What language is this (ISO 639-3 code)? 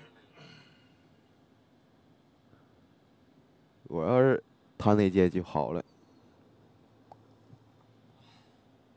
zho